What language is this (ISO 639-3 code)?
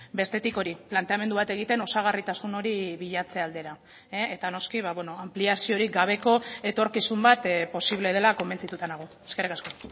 eus